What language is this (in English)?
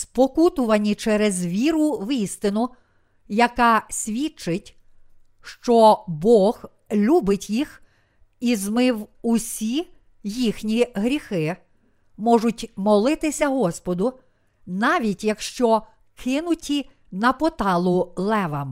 Ukrainian